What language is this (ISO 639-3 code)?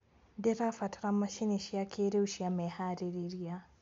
kik